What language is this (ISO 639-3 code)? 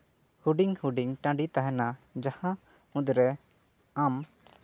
sat